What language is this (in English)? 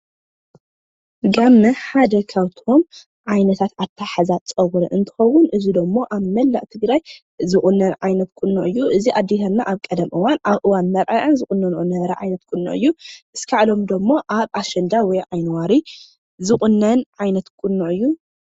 Tigrinya